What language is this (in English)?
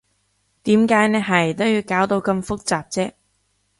Cantonese